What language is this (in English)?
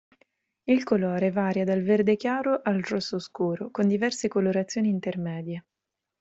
Italian